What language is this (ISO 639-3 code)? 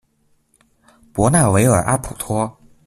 zho